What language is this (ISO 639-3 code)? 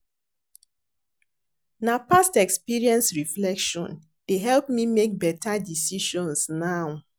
pcm